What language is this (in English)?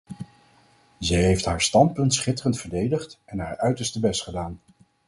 Dutch